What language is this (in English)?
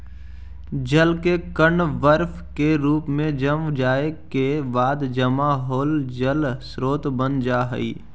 Magahi